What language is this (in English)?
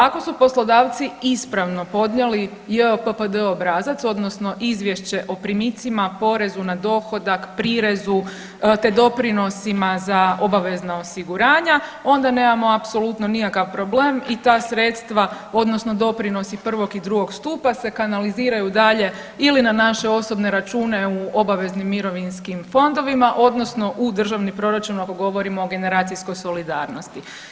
Croatian